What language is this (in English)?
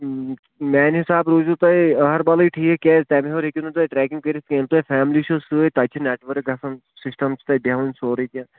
Kashmiri